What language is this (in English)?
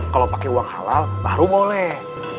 Indonesian